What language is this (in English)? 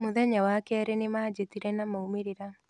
Kikuyu